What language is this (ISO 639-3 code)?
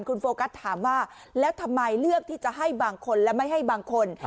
tha